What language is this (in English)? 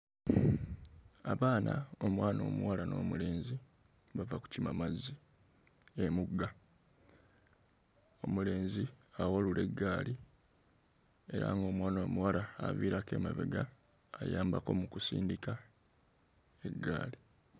Ganda